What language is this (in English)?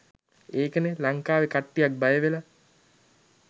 Sinhala